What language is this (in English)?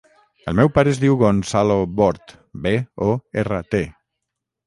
Catalan